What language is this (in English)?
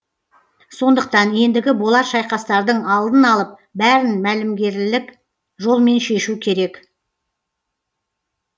Kazakh